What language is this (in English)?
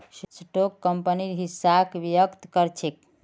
Magahi